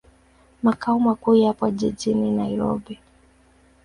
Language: Swahili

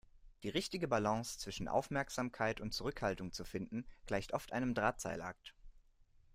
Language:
German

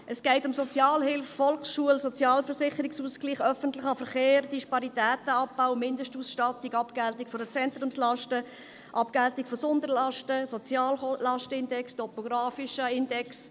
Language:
Swiss German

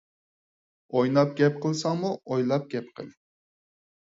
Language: Uyghur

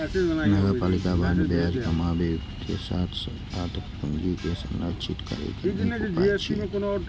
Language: Maithili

